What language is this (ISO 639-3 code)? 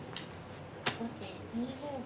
jpn